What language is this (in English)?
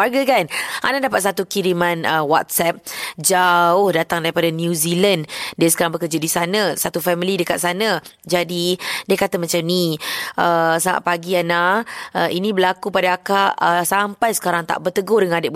Malay